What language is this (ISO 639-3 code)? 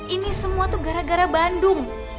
ind